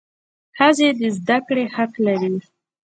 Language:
Pashto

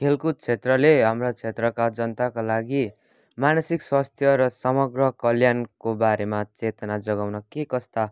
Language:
Nepali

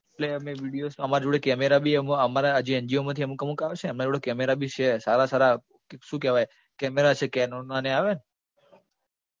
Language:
Gujarati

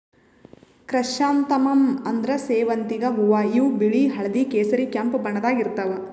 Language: Kannada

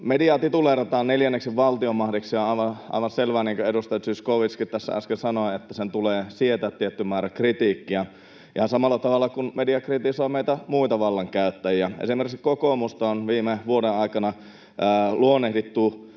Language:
Finnish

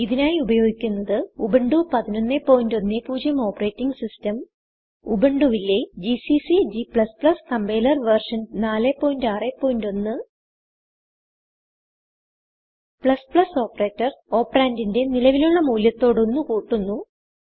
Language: Malayalam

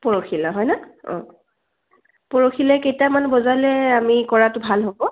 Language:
Assamese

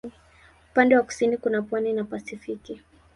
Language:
Swahili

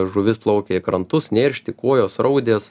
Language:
Lithuanian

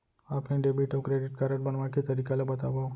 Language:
Chhattisgarhi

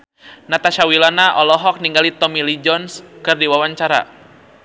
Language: Sundanese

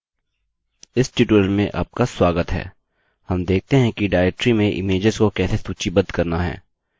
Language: Hindi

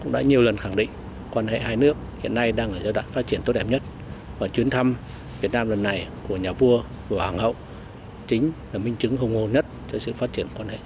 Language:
Vietnamese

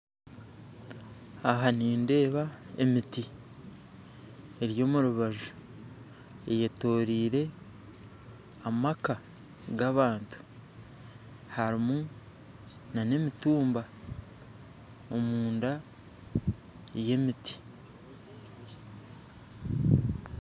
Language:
Nyankole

